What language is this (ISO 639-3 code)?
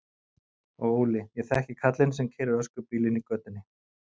isl